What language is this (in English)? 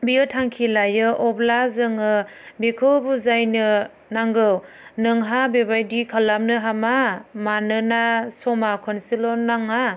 Bodo